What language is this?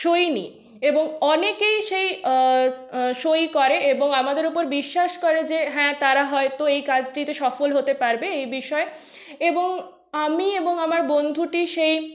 Bangla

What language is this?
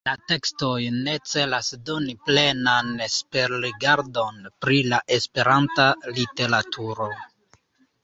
Esperanto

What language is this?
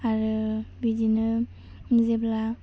Bodo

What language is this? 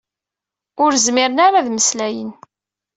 Kabyle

